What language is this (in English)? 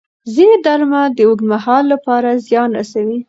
Pashto